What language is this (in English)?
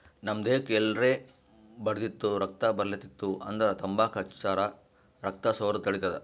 Kannada